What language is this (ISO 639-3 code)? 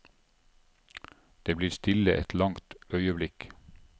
nor